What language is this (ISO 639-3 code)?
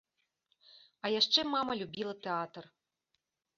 bel